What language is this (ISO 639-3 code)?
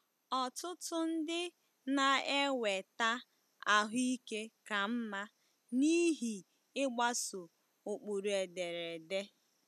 ibo